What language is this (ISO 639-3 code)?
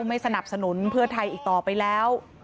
tha